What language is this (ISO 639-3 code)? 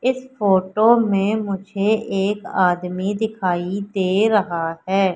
hin